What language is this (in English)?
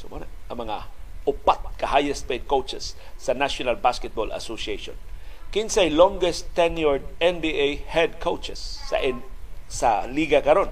Filipino